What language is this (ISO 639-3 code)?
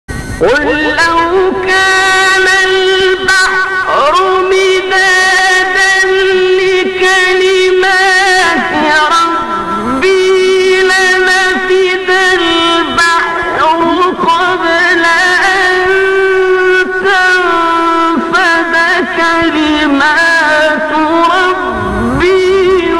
ara